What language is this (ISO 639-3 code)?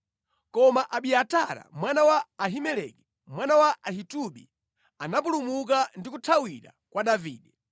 nya